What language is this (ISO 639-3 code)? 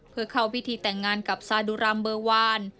tha